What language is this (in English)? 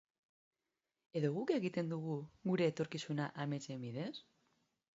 Basque